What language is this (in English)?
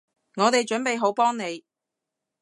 Cantonese